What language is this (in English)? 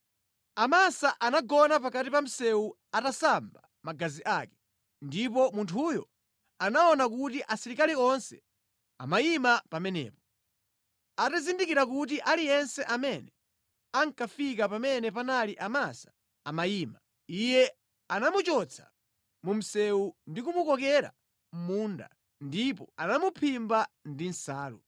Nyanja